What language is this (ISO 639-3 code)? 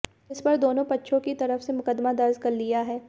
hin